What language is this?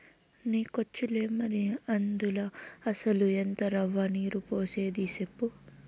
Telugu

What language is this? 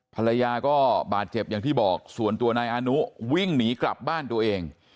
Thai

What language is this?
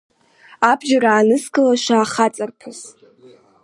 Abkhazian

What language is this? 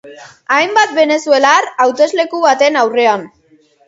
Basque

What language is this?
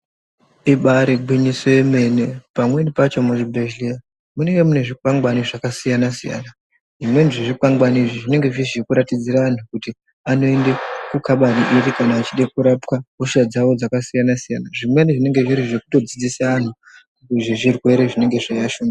Ndau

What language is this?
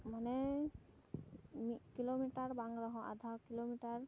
Santali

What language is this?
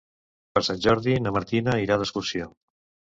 Catalan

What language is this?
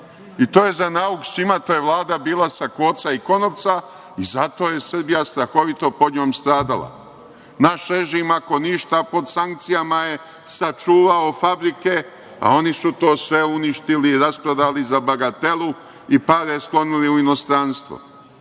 Serbian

